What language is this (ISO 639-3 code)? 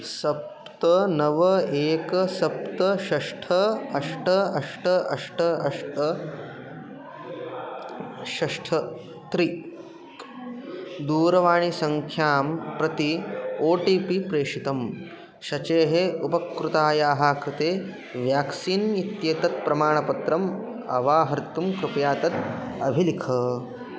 san